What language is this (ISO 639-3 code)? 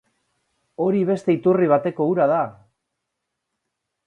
eus